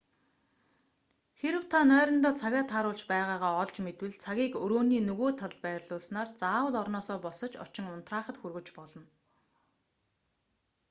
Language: Mongolian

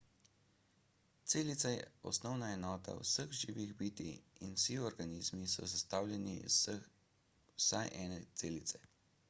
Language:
Slovenian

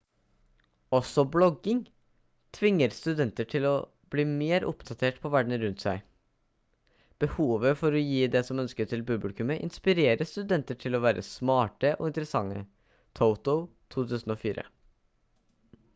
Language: Norwegian Bokmål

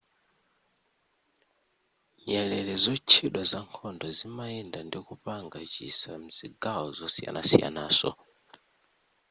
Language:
Nyanja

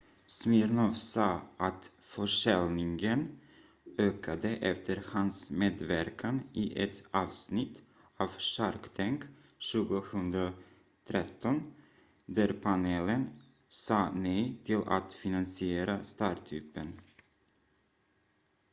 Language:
Swedish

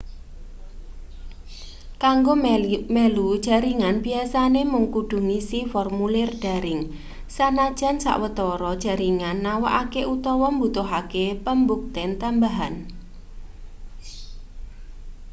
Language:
Javanese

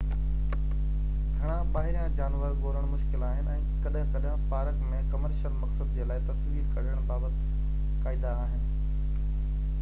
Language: Sindhi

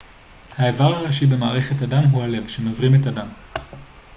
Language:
Hebrew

